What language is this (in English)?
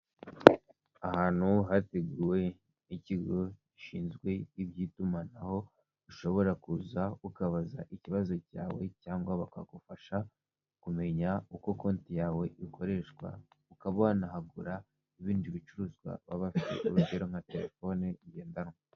Kinyarwanda